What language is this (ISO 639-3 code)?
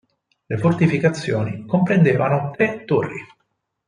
ita